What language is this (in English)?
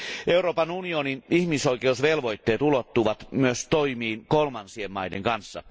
Finnish